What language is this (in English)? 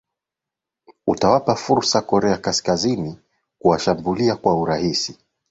Swahili